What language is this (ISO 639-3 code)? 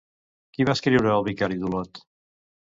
cat